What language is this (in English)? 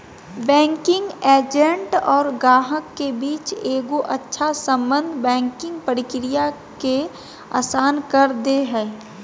Magahi